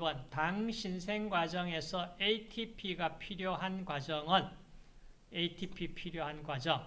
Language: Korean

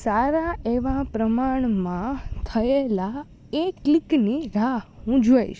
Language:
Gujarati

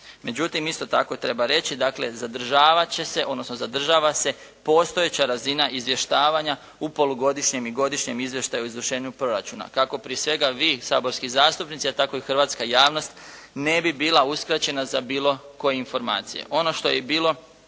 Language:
Croatian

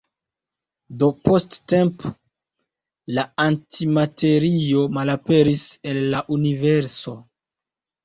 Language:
Esperanto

